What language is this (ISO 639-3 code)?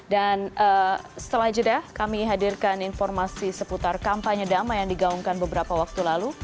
ind